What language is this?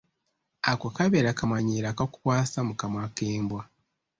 Ganda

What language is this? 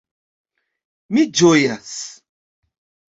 Esperanto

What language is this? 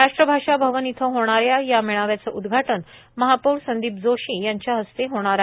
Marathi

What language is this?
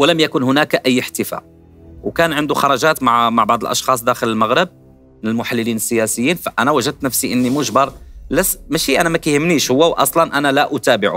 Arabic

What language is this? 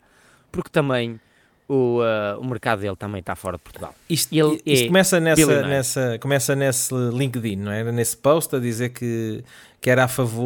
Portuguese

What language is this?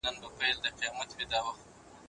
Pashto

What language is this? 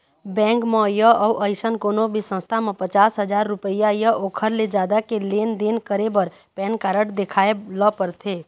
Chhattisgarhi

